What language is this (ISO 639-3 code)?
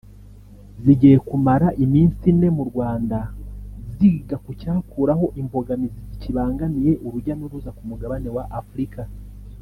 kin